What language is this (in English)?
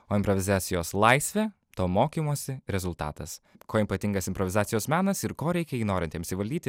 Lithuanian